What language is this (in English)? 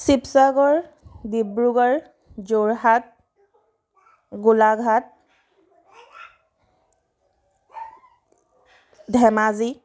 Assamese